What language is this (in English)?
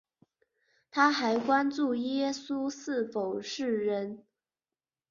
Chinese